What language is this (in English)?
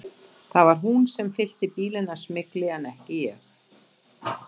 Icelandic